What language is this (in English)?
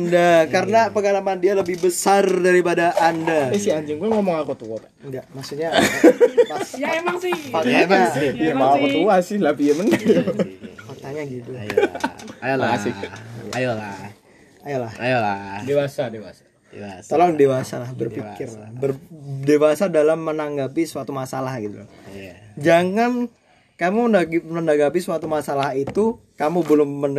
Indonesian